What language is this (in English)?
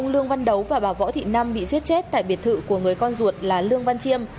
Vietnamese